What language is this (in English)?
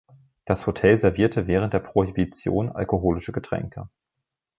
German